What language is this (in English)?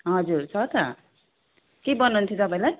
Nepali